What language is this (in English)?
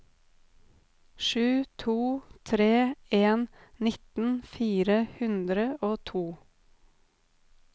Norwegian